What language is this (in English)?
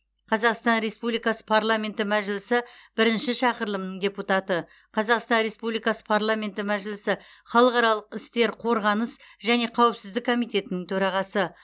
Kazakh